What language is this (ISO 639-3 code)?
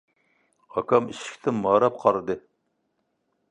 uig